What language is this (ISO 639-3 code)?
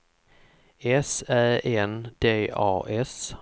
swe